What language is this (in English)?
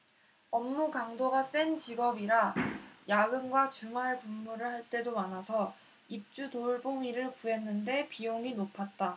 Korean